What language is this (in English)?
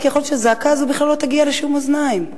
Hebrew